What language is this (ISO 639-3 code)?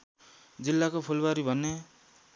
nep